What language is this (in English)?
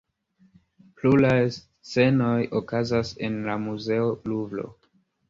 Esperanto